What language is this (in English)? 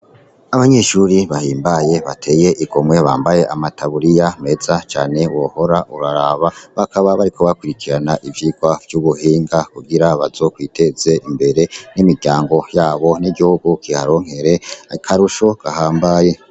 Rundi